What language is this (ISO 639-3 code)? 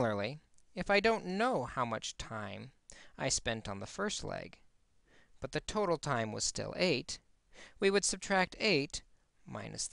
eng